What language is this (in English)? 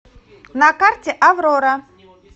Russian